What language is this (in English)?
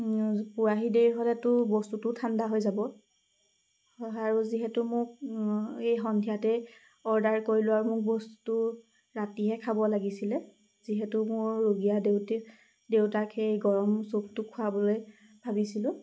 Assamese